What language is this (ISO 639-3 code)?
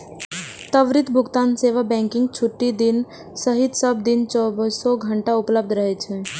mai